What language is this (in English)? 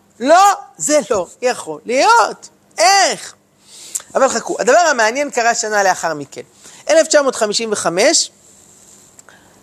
Hebrew